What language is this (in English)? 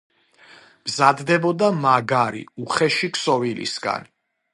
Georgian